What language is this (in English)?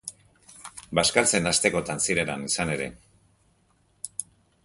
Basque